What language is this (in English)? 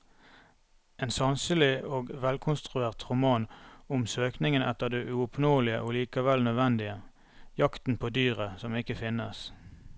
Norwegian